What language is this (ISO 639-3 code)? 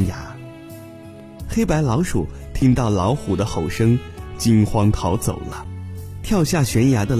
zho